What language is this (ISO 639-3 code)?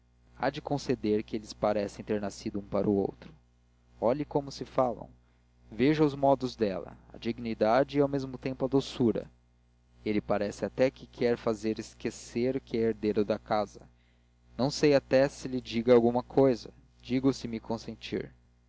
por